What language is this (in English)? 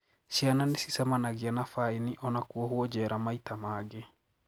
Kikuyu